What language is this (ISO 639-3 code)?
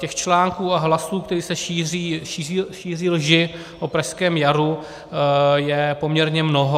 ces